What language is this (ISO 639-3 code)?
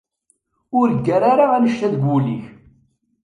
kab